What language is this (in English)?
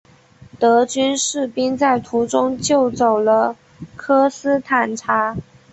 Chinese